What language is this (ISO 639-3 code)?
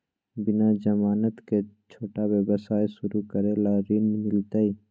mag